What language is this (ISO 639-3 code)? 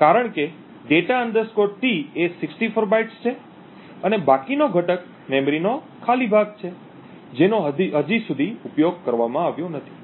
guj